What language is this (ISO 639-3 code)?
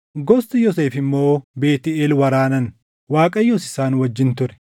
orm